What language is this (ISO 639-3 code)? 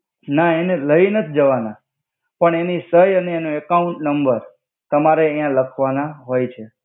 guj